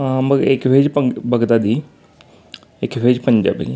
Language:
Marathi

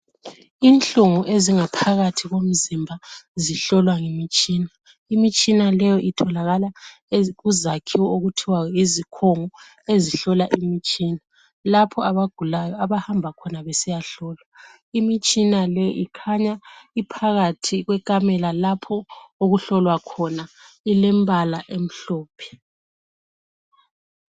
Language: North Ndebele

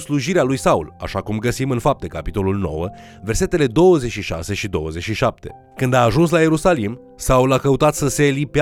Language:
Romanian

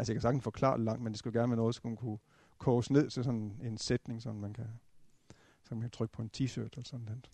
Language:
Danish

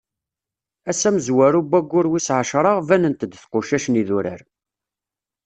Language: Kabyle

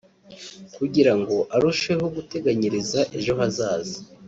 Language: Kinyarwanda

